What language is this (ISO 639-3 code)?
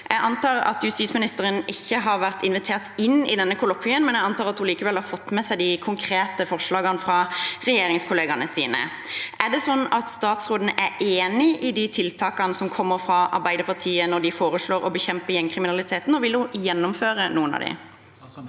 nor